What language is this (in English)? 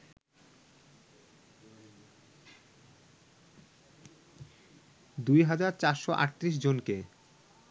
Bangla